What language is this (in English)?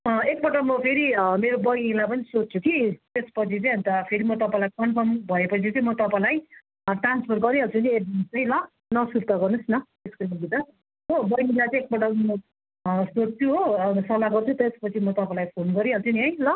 Nepali